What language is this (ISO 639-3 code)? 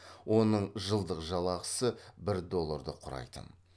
kaz